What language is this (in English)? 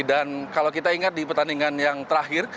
Indonesian